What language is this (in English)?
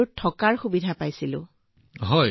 Assamese